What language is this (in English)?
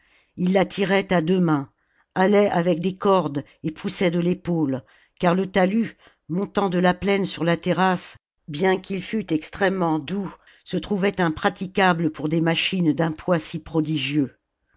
French